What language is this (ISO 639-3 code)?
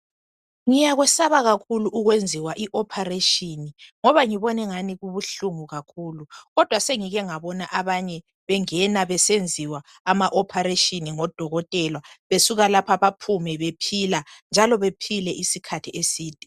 nde